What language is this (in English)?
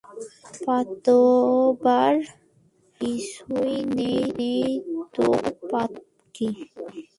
Bangla